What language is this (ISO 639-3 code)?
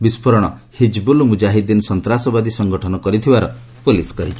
ori